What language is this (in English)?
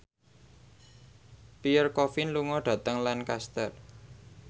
Javanese